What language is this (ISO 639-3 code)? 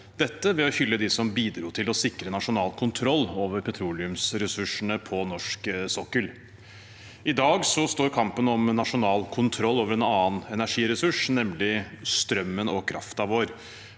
nor